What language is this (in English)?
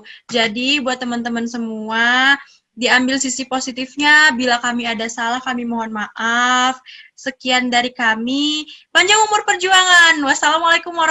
Indonesian